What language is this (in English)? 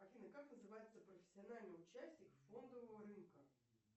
Russian